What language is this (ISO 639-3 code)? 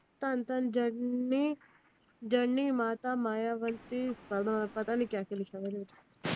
pan